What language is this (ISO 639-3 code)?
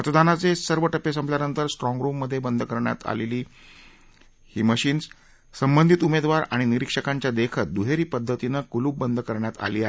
mar